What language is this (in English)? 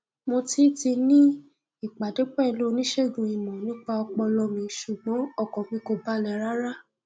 Yoruba